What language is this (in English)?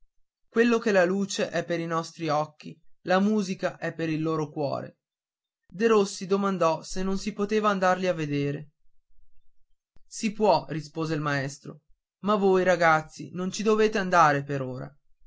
Italian